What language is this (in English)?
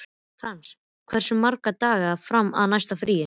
Icelandic